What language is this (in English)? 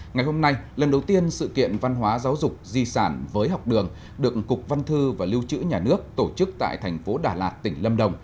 Vietnamese